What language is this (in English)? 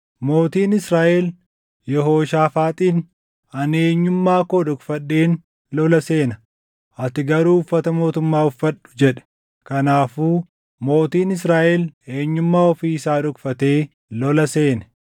Oromo